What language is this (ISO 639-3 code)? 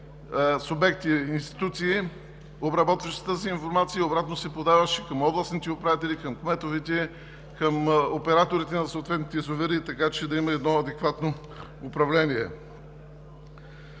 bul